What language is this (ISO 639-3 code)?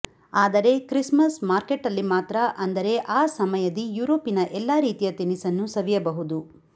kan